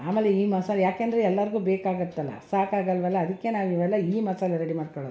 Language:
Kannada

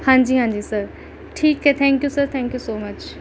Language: Punjabi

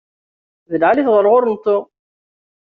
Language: Kabyle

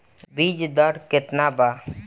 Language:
Bhojpuri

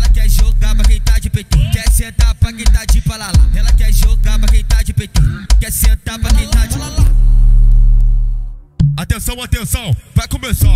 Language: Romanian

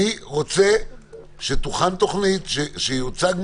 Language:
Hebrew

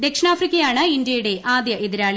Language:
Malayalam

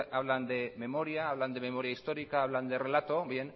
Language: Spanish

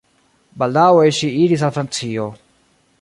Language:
Esperanto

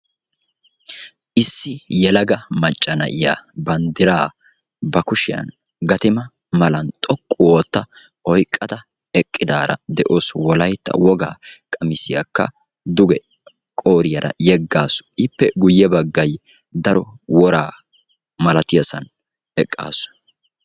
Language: Wolaytta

